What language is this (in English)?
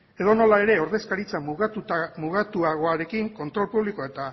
Basque